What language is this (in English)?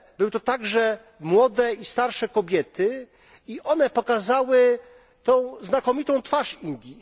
Polish